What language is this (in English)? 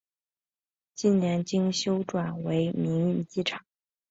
Chinese